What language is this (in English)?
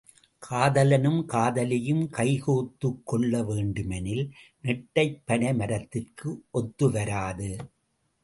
Tamil